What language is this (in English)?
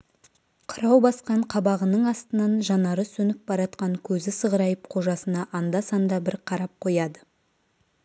Kazakh